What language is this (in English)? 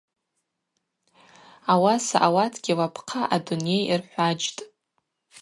Abaza